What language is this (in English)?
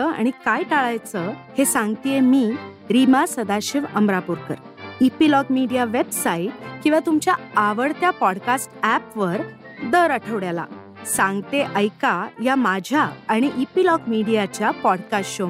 Marathi